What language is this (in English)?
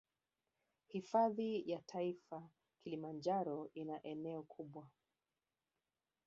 Swahili